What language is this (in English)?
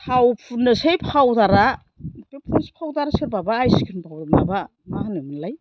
Bodo